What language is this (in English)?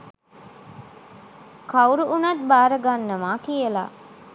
Sinhala